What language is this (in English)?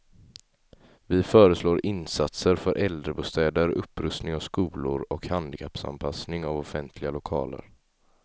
Swedish